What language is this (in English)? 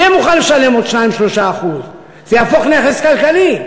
Hebrew